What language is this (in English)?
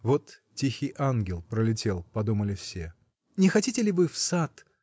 Russian